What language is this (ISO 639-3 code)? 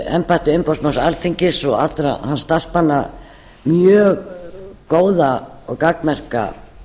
isl